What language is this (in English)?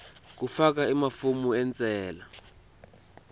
Swati